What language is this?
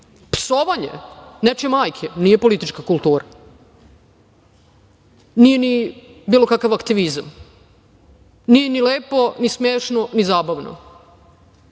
Serbian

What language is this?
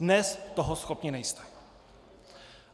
Czech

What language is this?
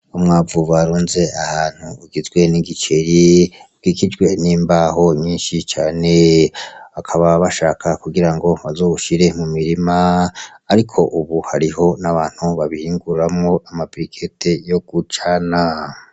Rundi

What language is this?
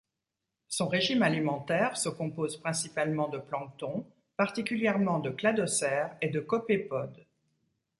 French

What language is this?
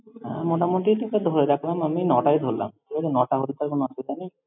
Bangla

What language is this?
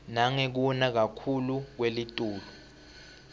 Swati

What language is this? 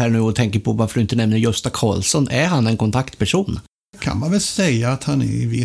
Swedish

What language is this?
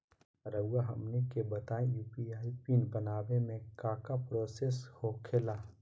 Magahi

